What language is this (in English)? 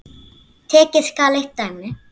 Icelandic